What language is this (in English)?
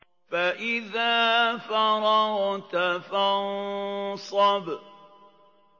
Arabic